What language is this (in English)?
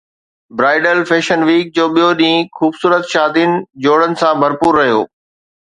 Sindhi